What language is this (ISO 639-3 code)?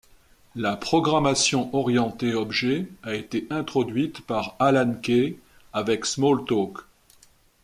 fra